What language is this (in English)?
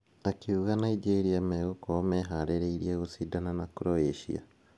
Kikuyu